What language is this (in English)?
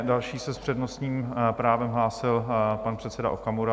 Czech